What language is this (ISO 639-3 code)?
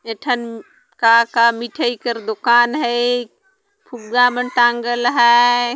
sck